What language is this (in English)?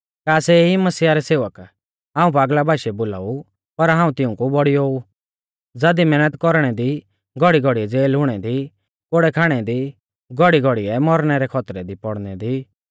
Mahasu Pahari